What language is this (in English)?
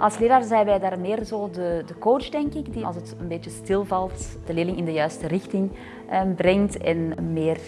Dutch